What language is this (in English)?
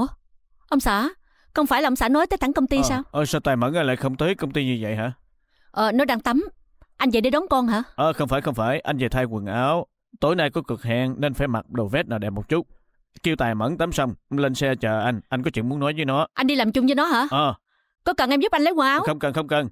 Vietnamese